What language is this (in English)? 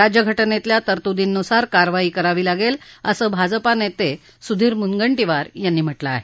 Marathi